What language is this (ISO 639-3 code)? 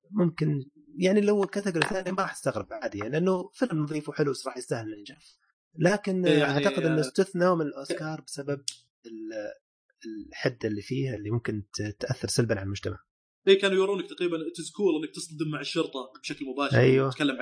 ara